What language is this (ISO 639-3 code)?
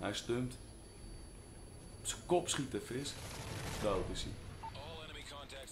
nld